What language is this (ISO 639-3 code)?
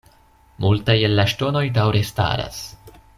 epo